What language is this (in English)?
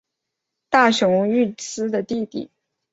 Chinese